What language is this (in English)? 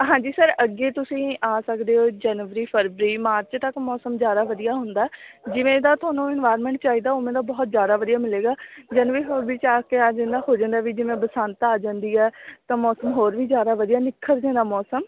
Punjabi